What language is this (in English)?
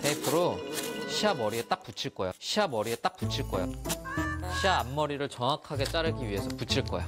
Korean